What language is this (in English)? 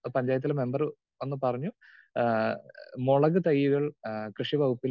Malayalam